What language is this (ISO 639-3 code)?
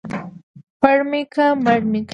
pus